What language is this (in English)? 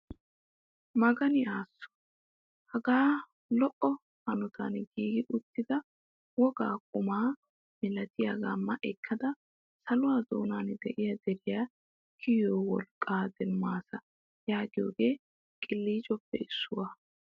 Wolaytta